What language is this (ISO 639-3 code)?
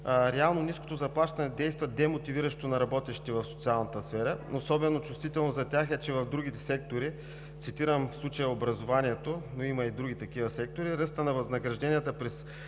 bul